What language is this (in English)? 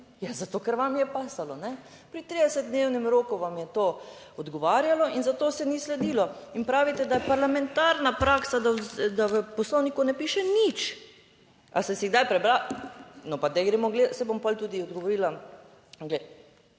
Slovenian